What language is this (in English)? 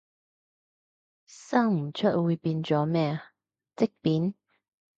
Cantonese